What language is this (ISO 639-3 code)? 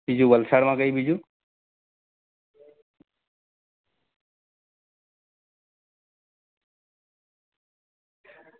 guj